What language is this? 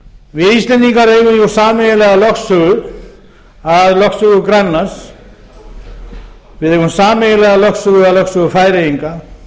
Icelandic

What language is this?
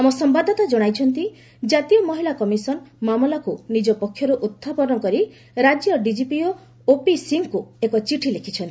Odia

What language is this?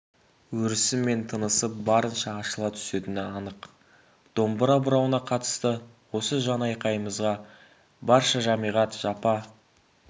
Kazakh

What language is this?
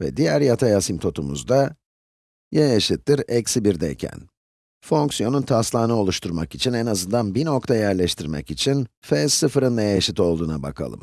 Turkish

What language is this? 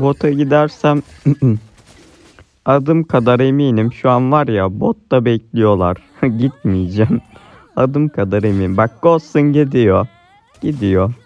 Turkish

